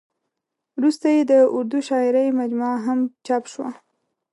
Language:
Pashto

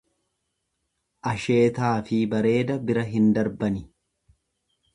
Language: Oromo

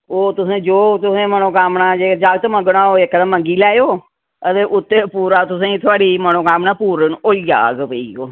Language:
Dogri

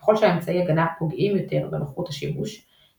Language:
Hebrew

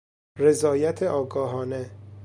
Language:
Persian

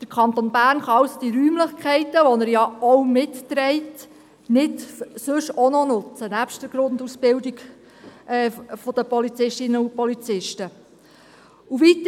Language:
Swiss German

